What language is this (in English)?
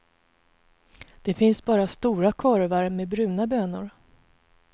Swedish